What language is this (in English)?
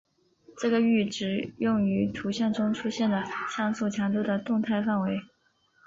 Chinese